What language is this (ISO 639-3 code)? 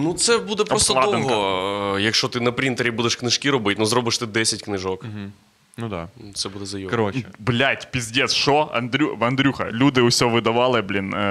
ukr